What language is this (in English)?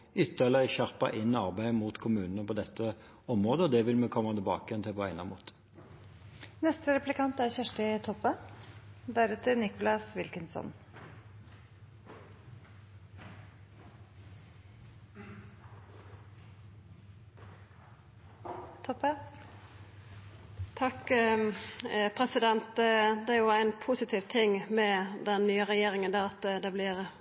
Norwegian